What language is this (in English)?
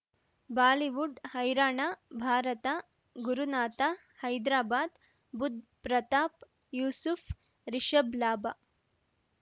Kannada